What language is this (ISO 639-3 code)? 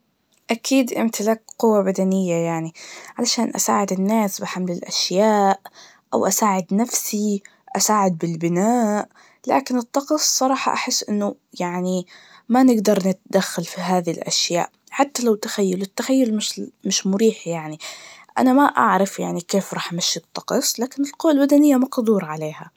ars